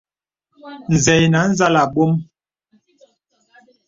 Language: Bebele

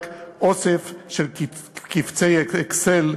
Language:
Hebrew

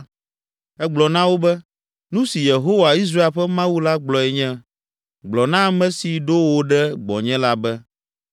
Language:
Ewe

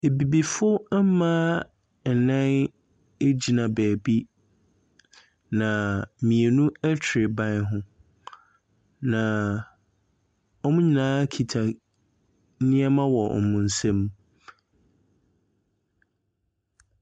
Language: Akan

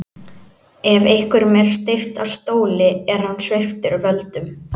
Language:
Icelandic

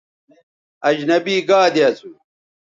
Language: Bateri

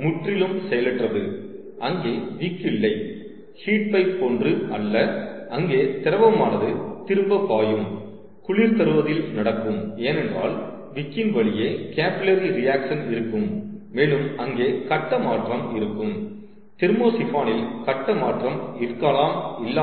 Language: Tamil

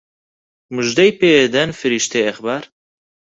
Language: Central Kurdish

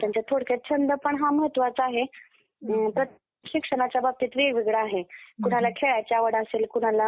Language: Marathi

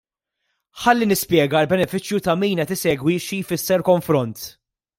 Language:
Maltese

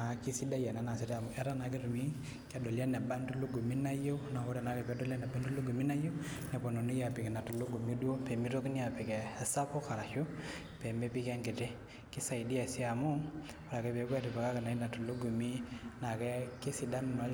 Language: Masai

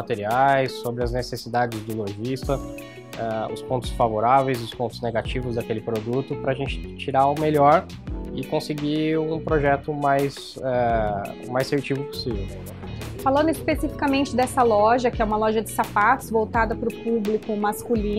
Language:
Portuguese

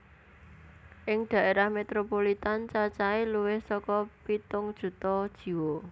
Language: Javanese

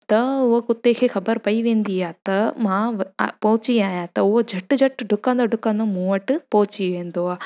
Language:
Sindhi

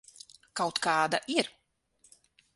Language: Latvian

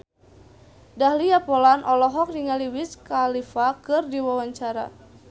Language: Sundanese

